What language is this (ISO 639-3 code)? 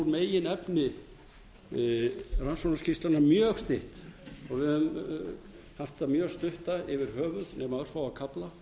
isl